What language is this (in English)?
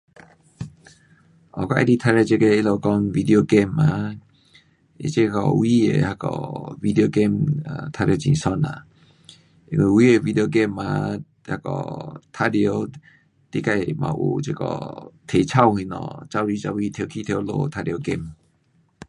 Pu-Xian Chinese